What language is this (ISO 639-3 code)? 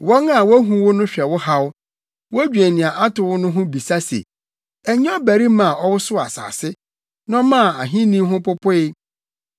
aka